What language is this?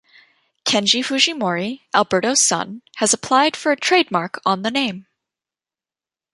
English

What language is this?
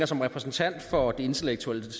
Danish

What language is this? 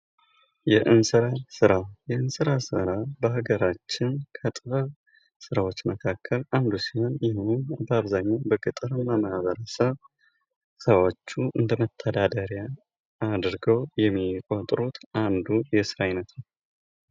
Amharic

